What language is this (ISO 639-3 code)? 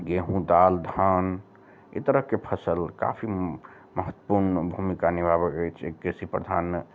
mai